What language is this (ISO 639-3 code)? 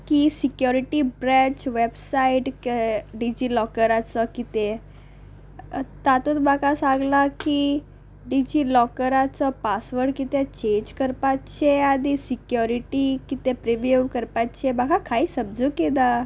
kok